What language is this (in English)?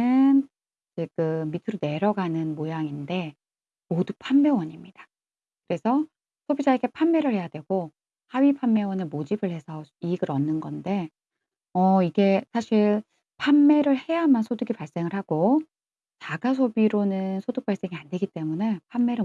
Korean